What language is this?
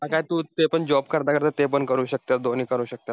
Marathi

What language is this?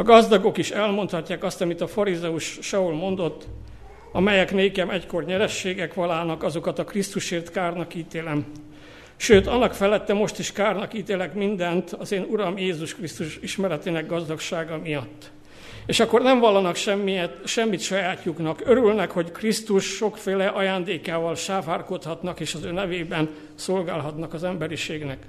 Hungarian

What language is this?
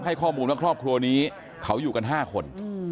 Thai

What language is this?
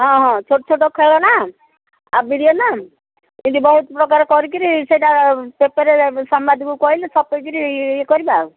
Odia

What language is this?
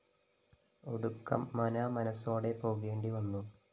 Malayalam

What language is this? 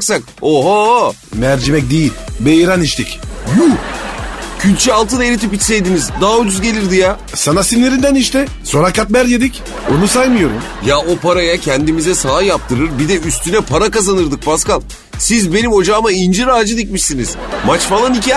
Turkish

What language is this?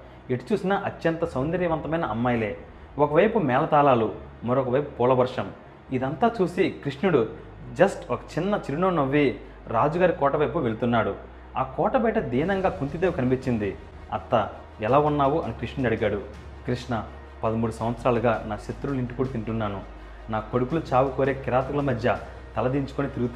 Telugu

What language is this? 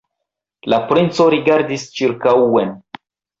Esperanto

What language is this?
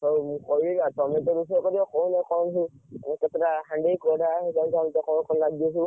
Odia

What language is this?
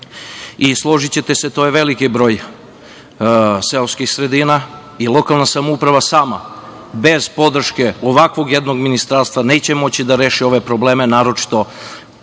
Serbian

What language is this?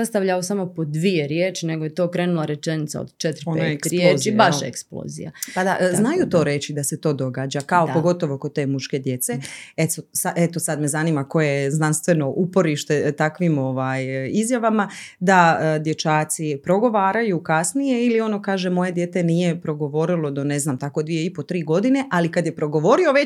Croatian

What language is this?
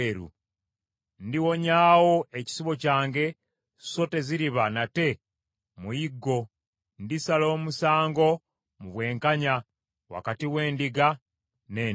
Ganda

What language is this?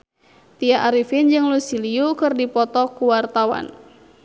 Sundanese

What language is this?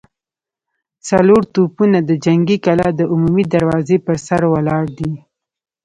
Pashto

